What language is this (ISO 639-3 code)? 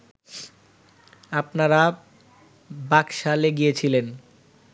ben